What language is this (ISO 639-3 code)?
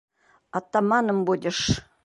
bak